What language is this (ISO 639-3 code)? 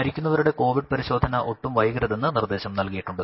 mal